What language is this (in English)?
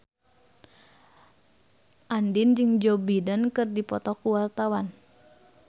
Sundanese